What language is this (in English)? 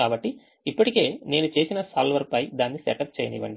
Telugu